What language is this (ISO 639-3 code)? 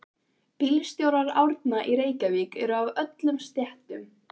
isl